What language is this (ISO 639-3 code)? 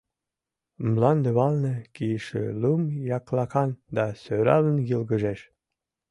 chm